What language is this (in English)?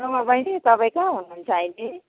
Nepali